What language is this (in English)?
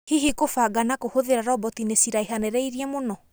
Kikuyu